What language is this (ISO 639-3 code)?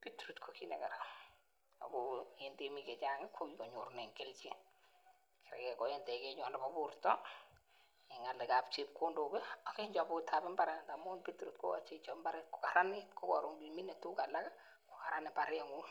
kln